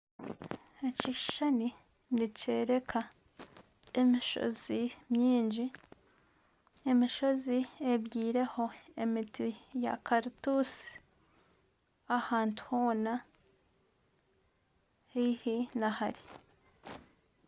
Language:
Nyankole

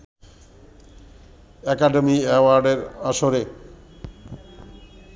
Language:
Bangla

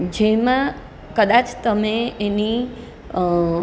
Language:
Gujarati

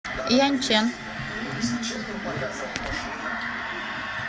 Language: Russian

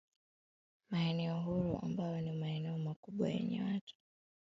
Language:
Swahili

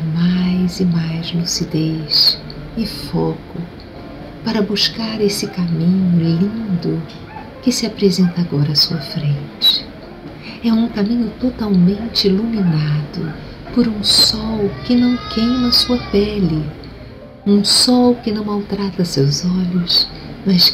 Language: Portuguese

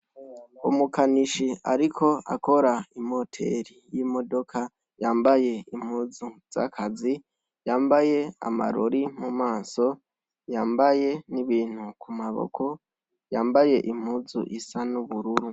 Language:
Rundi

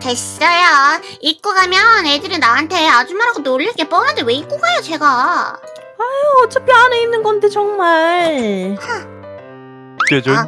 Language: Korean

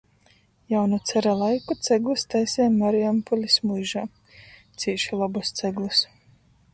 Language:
Latgalian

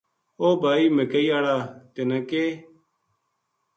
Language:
Gujari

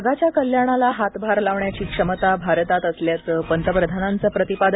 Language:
Marathi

